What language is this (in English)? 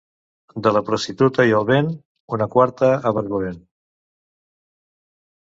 Catalan